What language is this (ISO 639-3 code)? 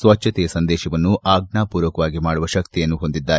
kan